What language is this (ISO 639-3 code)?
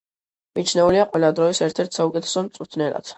kat